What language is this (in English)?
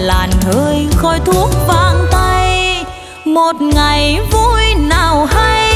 Vietnamese